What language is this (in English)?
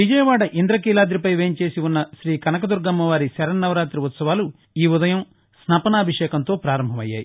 Telugu